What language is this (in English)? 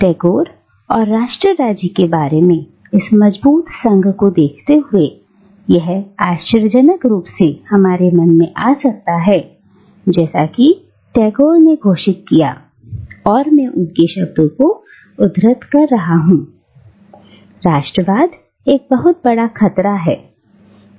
Hindi